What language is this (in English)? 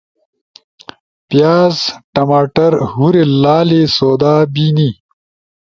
Ushojo